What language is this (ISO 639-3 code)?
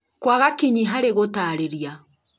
kik